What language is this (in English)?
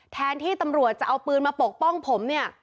Thai